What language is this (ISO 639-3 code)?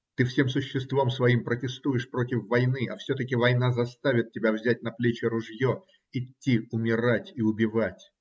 rus